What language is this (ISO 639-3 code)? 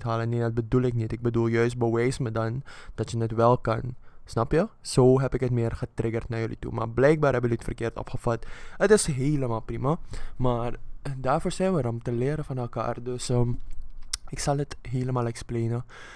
nld